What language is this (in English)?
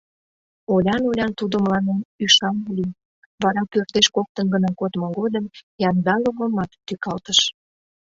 Mari